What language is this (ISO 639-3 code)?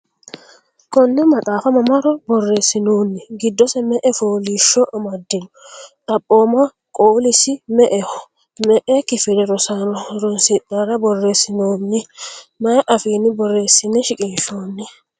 sid